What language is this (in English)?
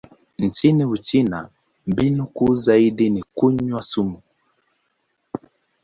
Swahili